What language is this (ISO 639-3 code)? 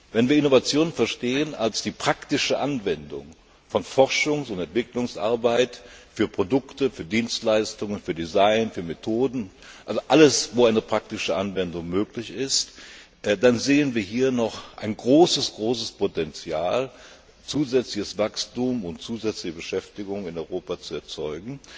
deu